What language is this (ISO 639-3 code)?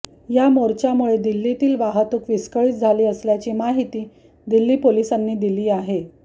mar